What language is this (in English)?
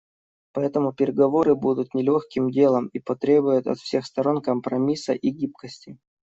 Russian